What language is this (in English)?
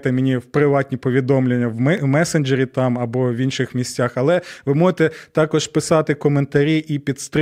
Ukrainian